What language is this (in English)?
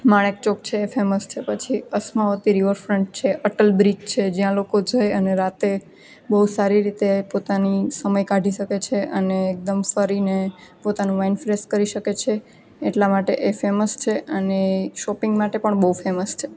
Gujarati